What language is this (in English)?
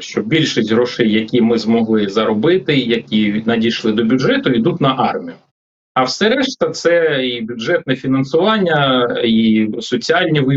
Ukrainian